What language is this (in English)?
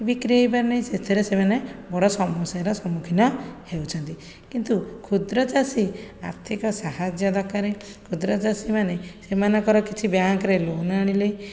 Odia